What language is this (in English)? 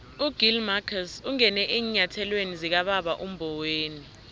South Ndebele